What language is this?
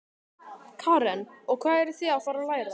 Icelandic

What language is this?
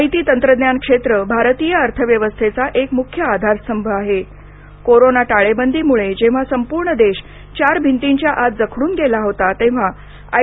Marathi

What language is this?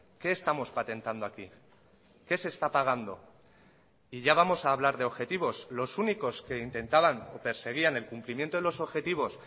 Spanish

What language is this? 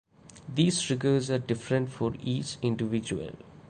English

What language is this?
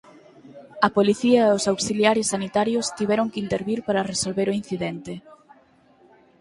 Galician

